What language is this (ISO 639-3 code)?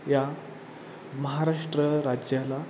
mar